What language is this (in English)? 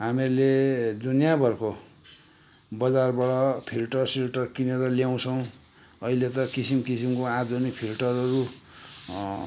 Nepali